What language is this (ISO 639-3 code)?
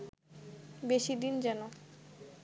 ben